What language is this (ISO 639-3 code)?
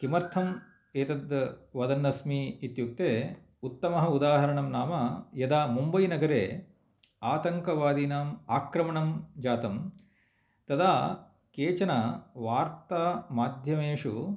san